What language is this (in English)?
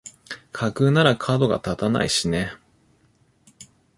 Japanese